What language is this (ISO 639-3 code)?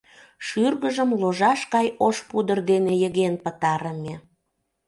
chm